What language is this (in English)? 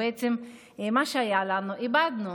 Hebrew